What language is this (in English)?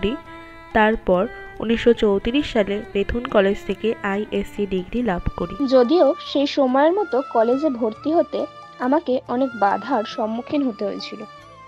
Hindi